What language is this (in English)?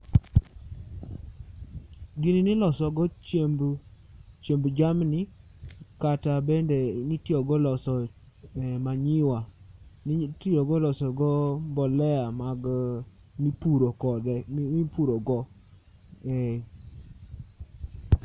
Luo (Kenya and Tanzania)